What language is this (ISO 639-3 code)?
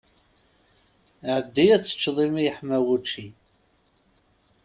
kab